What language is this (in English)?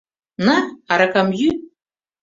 Mari